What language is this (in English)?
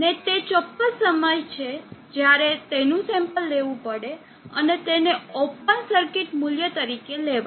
Gujarati